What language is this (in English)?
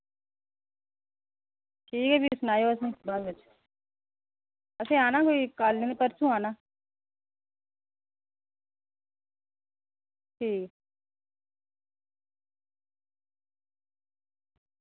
Dogri